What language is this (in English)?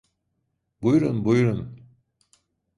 Turkish